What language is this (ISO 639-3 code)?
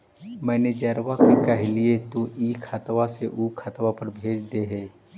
mag